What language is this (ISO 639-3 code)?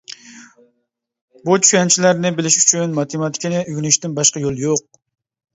uig